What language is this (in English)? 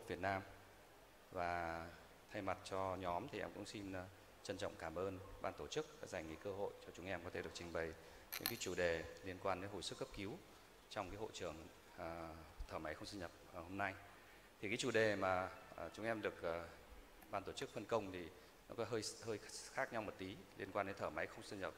Vietnamese